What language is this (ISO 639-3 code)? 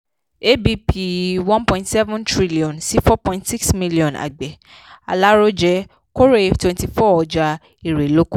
yor